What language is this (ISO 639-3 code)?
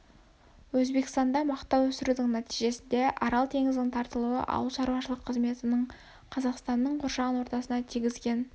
kaz